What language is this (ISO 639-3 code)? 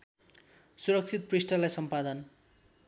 nep